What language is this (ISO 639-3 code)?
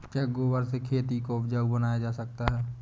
hin